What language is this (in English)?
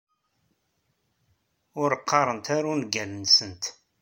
Kabyle